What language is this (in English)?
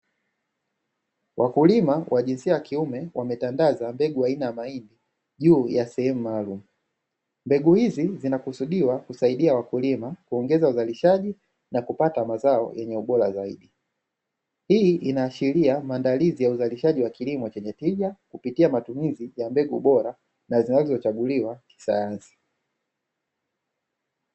Swahili